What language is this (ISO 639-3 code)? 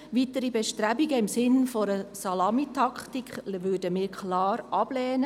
gsw